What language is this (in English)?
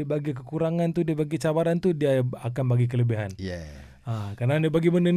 Malay